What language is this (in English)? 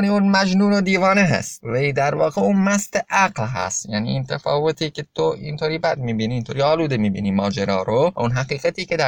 Persian